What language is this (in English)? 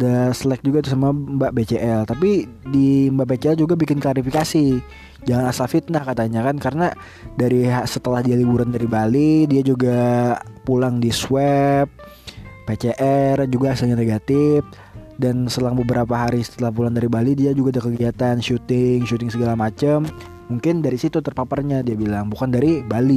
Indonesian